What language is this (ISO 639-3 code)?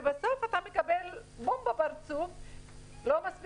heb